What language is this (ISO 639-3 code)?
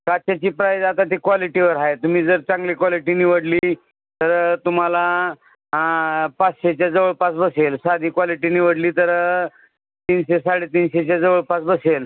mar